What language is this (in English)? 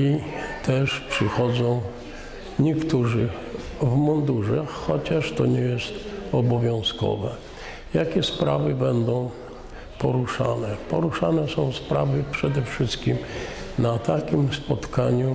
Polish